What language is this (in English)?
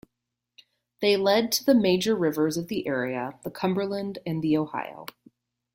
English